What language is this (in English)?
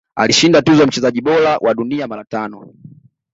Swahili